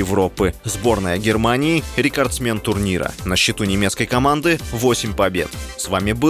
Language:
Russian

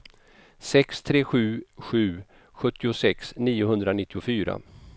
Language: Swedish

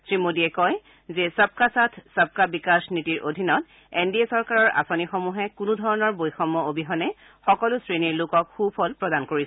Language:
Assamese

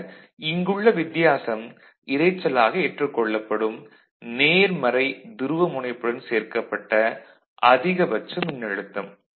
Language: Tamil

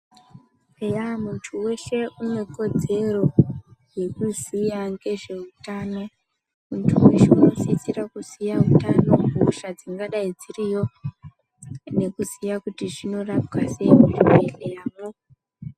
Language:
Ndau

